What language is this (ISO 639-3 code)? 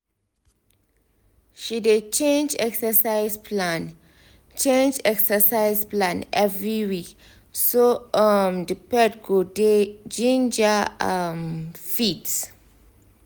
pcm